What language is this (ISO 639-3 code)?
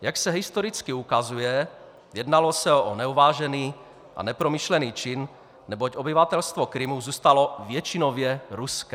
ces